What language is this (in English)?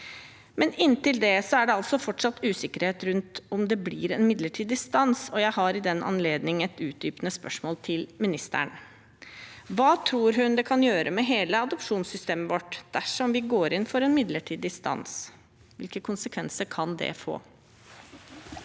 Norwegian